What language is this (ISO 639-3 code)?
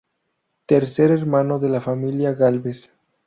spa